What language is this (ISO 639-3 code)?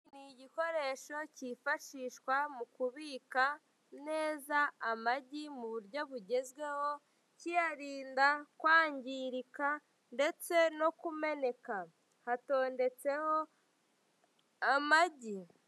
kin